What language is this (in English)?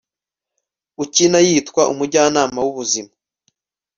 Kinyarwanda